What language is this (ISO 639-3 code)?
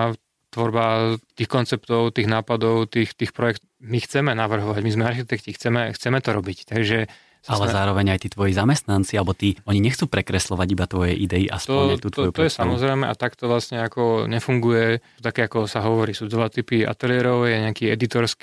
slk